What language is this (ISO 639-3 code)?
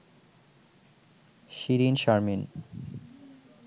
ben